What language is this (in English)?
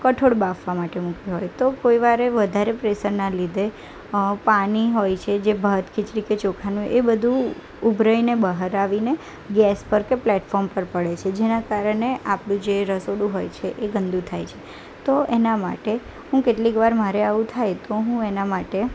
Gujarati